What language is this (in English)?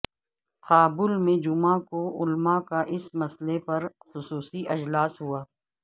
Urdu